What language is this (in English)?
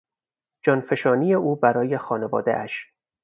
Persian